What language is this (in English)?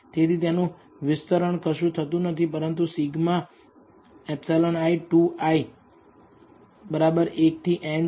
Gujarati